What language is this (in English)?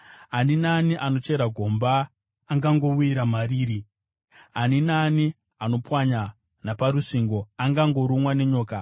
Shona